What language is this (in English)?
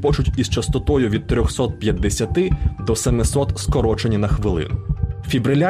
Ukrainian